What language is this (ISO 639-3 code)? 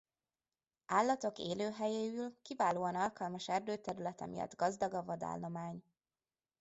hun